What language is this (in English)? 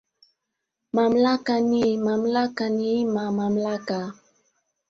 Swahili